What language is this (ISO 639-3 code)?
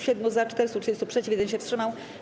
pol